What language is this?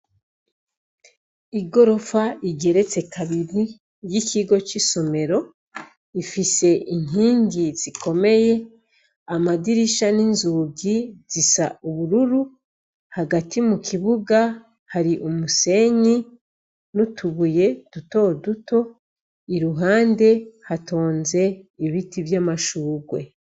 Rundi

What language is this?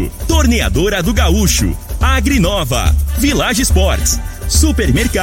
Portuguese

